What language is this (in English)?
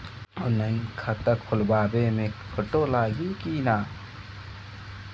Bhojpuri